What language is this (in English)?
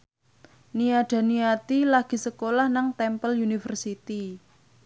Javanese